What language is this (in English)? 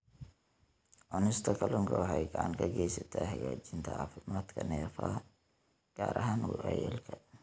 Somali